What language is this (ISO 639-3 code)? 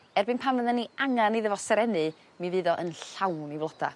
cym